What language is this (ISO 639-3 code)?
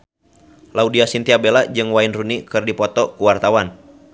sun